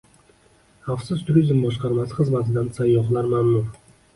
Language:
Uzbek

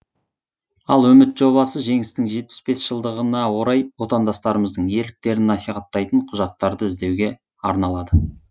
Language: Kazakh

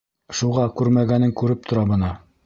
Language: Bashkir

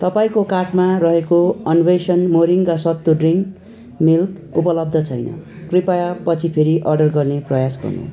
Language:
Nepali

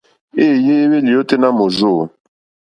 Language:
Mokpwe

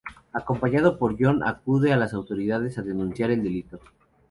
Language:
Spanish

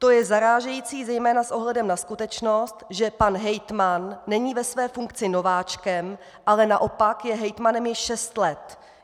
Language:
Czech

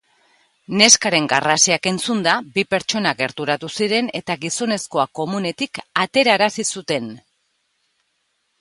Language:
Basque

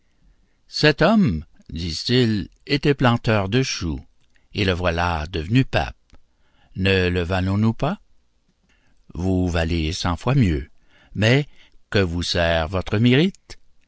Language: French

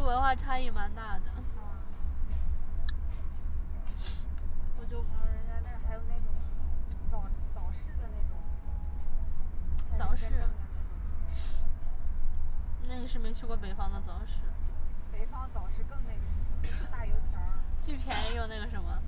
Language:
Chinese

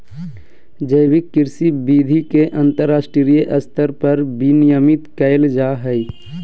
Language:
Magahi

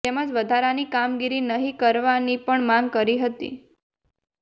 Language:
Gujarati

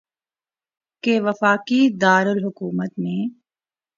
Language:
Urdu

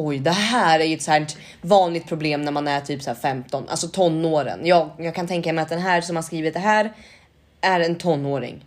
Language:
Swedish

